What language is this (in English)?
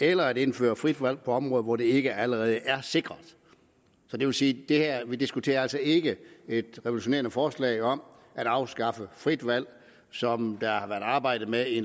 Danish